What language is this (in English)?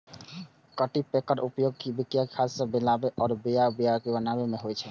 Maithili